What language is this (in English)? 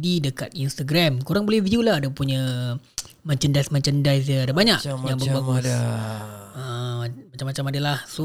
Malay